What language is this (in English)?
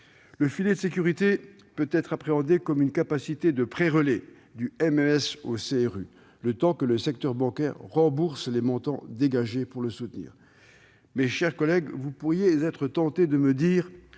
French